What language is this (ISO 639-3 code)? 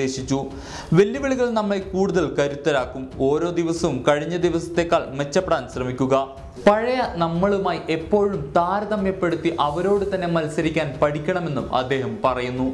hin